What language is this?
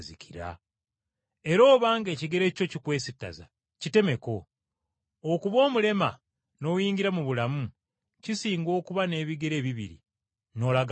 Ganda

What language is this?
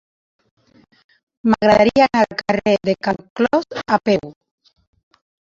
Catalan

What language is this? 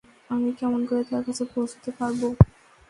Bangla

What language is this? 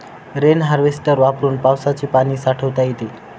Marathi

